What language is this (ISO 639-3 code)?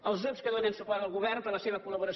cat